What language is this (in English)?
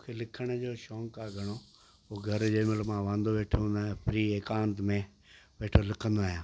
Sindhi